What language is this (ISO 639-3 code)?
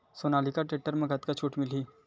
hne